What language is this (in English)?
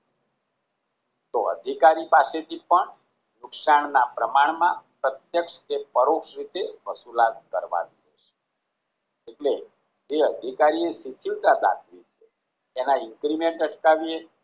Gujarati